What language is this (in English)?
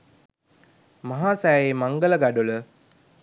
Sinhala